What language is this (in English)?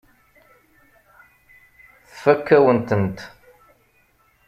Kabyle